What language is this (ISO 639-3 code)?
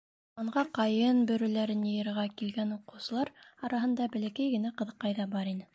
bak